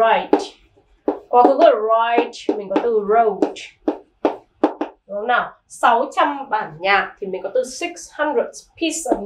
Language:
Vietnamese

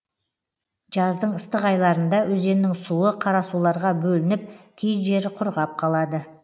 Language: Kazakh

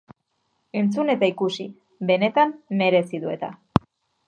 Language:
Basque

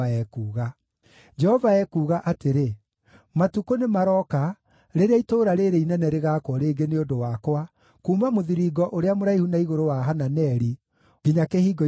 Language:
Kikuyu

